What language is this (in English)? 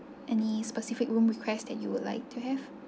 English